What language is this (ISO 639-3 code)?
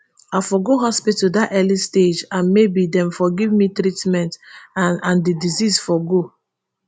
pcm